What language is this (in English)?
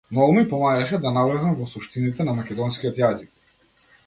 Macedonian